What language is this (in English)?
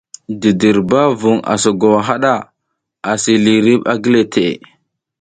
South Giziga